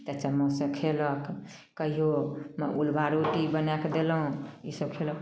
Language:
Maithili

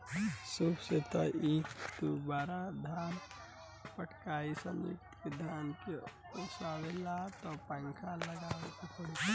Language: Bhojpuri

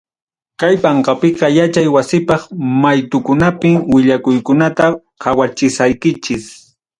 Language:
Ayacucho Quechua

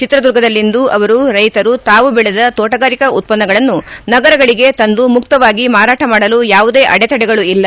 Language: Kannada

